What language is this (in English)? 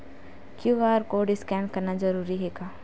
Chhattisgarhi